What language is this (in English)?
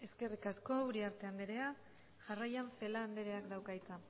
Basque